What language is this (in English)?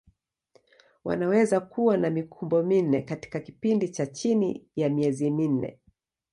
Swahili